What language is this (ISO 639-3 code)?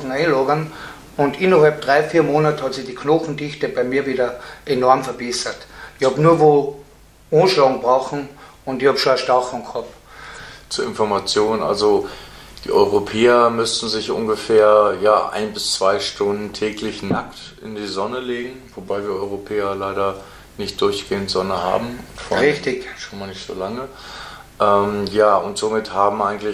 deu